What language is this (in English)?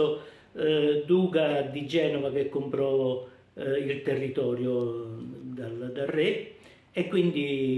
Italian